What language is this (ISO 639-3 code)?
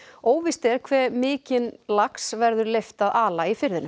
isl